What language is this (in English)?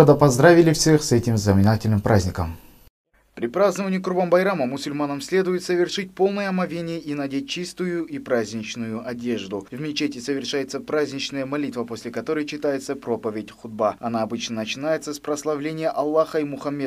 Russian